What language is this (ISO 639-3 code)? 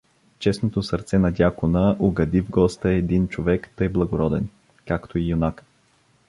bul